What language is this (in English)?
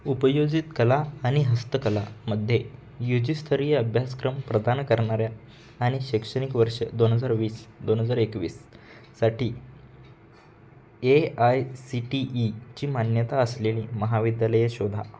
Marathi